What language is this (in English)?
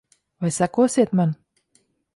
Latvian